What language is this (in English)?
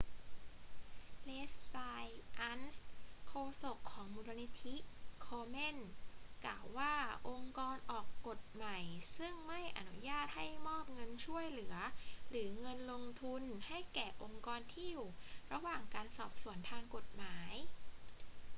Thai